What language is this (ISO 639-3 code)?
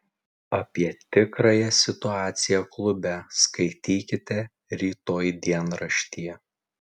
lit